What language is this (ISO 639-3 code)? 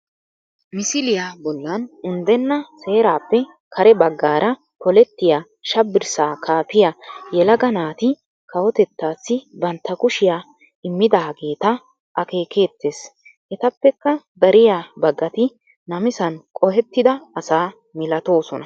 wal